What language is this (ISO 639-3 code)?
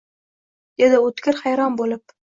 uzb